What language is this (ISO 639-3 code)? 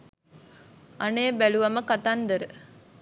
sin